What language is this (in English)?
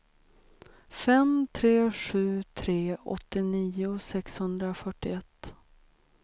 Swedish